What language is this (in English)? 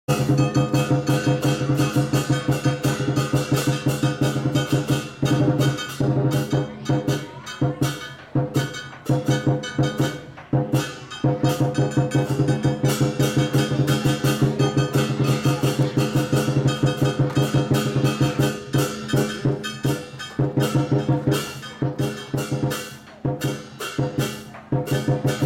Vietnamese